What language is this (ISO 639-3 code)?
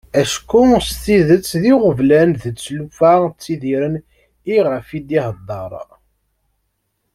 kab